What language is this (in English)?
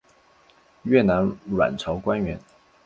Chinese